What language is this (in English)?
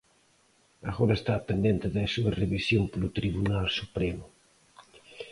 Galician